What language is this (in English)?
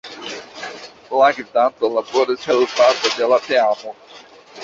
Esperanto